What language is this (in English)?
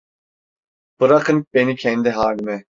Turkish